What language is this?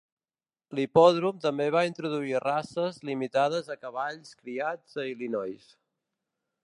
Catalan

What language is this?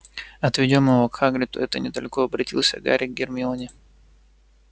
Russian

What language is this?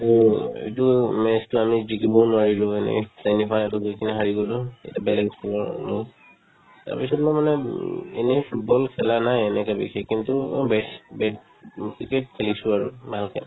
Assamese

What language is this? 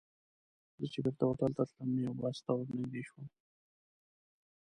Pashto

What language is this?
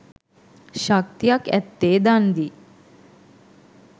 Sinhala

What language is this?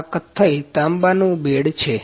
Gujarati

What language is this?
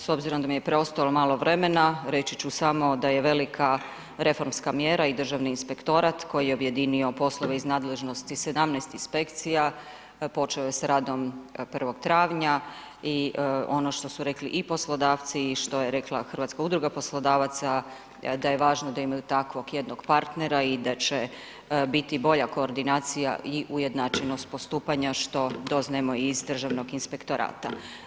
Croatian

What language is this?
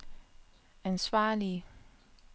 Danish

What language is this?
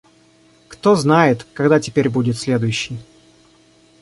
Russian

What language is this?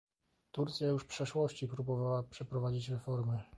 Polish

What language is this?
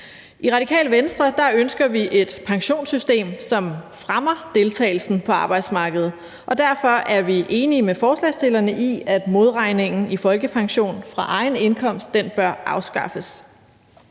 Danish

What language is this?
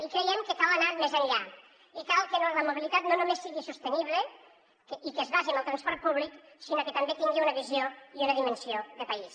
Catalan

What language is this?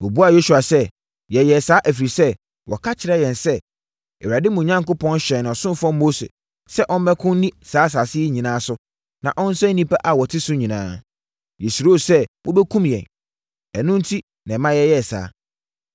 Akan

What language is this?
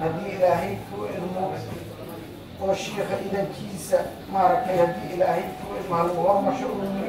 Arabic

